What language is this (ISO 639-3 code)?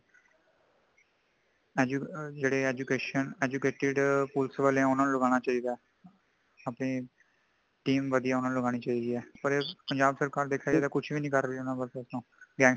pan